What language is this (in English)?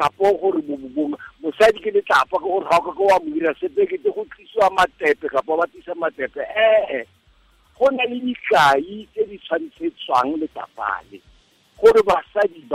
Croatian